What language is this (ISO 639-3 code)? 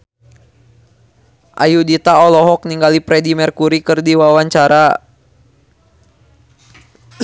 sun